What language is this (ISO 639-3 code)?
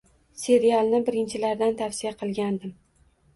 uzb